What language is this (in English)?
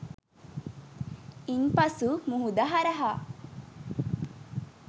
Sinhala